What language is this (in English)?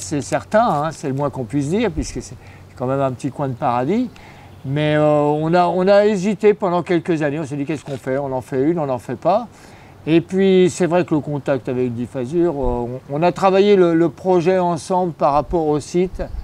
French